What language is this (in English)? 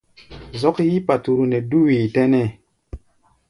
Gbaya